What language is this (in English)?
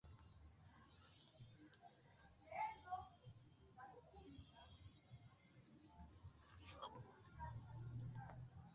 Esperanto